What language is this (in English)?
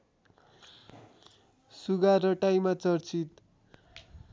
Nepali